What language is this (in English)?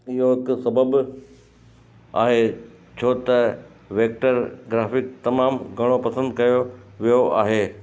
Sindhi